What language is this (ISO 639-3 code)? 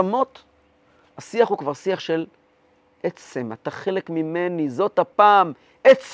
heb